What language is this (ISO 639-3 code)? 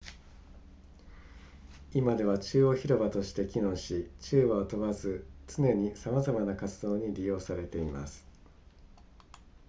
jpn